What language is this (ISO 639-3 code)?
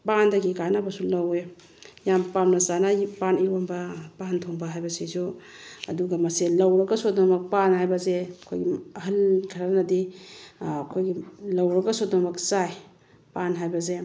mni